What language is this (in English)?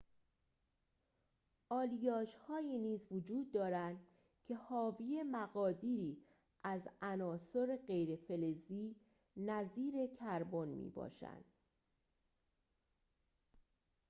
Persian